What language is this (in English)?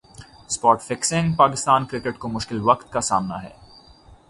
Urdu